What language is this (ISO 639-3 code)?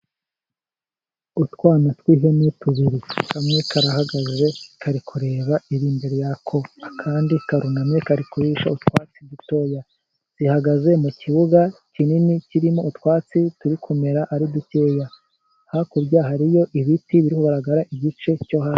kin